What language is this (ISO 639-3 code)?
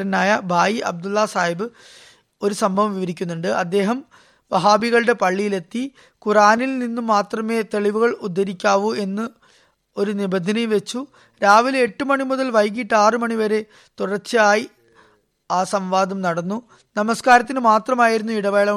mal